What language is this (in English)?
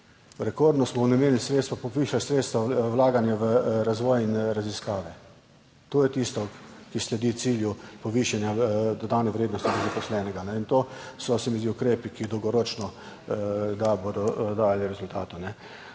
Slovenian